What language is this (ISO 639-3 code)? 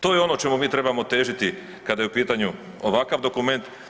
hrv